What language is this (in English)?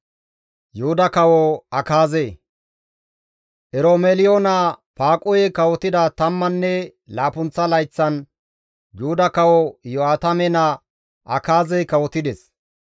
Gamo